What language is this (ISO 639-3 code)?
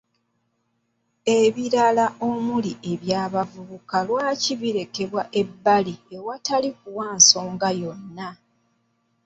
lug